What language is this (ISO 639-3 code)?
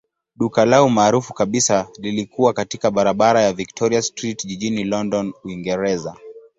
swa